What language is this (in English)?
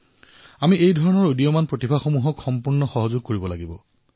Assamese